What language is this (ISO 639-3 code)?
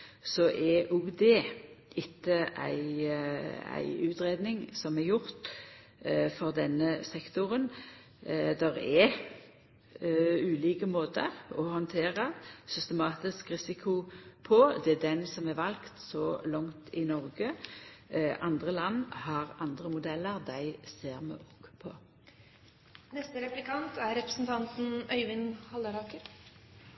nno